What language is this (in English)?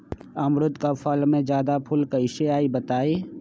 Magahi